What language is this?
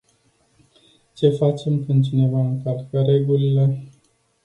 Romanian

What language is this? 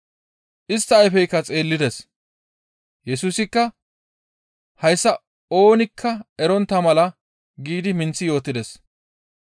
Gamo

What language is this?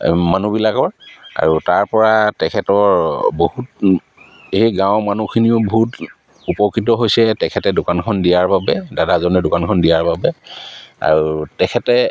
Assamese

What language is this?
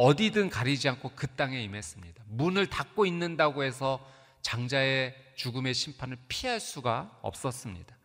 Korean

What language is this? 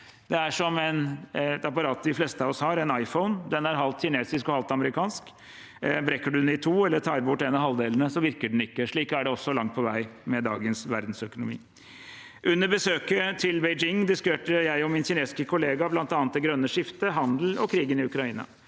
Norwegian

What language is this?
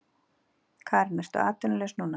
Icelandic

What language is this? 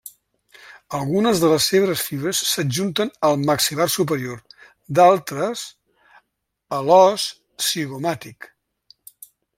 Catalan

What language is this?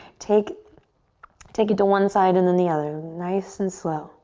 English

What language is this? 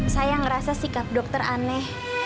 Indonesian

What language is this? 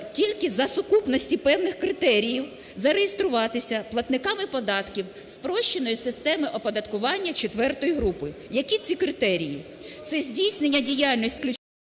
Ukrainian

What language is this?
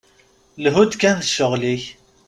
Kabyle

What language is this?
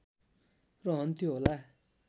Nepali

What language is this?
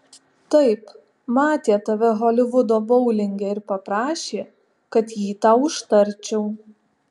Lithuanian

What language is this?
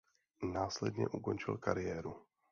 Czech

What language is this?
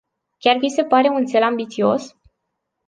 Romanian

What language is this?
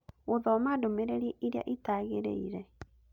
Kikuyu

